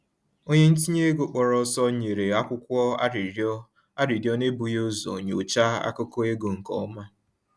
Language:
Igbo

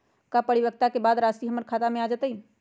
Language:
Magahi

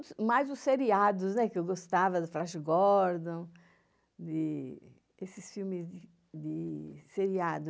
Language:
Portuguese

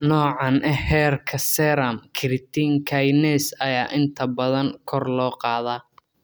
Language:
Somali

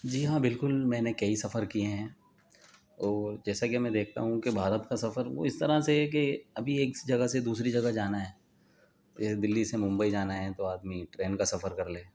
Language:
Urdu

